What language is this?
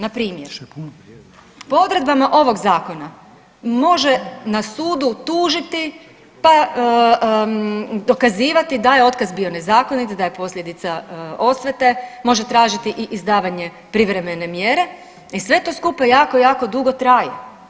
Croatian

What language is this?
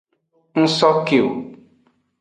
Aja (Benin)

